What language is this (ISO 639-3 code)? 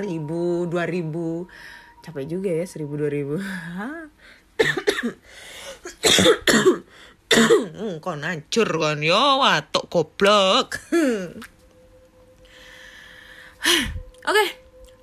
ind